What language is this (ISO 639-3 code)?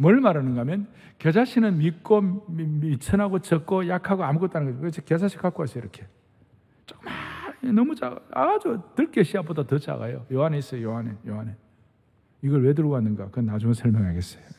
kor